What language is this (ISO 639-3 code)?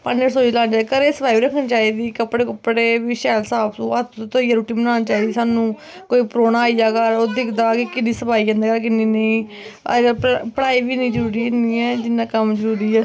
doi